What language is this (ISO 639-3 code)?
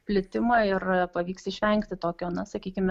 lit